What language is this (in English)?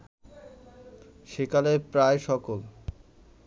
Bangla